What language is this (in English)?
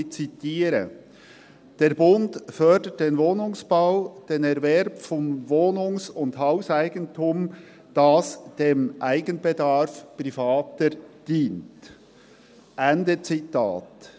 Swiss German